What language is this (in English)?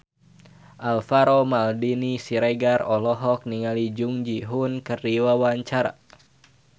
Sundanese